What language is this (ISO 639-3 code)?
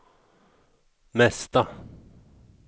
swe